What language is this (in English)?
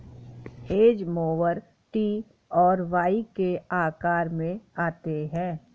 Hindi